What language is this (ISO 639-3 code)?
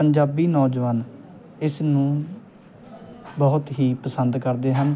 pan